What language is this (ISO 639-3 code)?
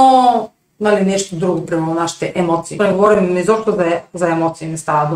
bul